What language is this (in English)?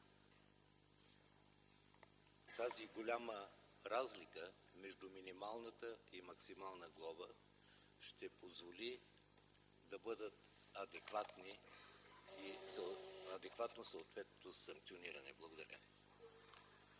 Bulgarian